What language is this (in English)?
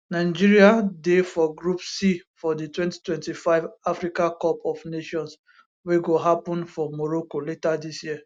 Nigerian Pidgin